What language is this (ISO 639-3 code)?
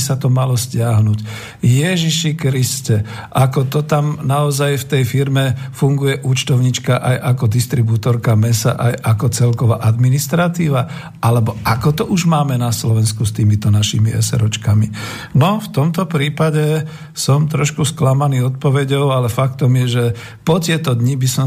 slk